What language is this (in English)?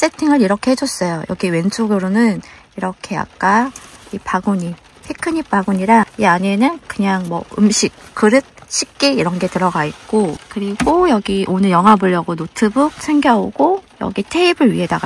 Korean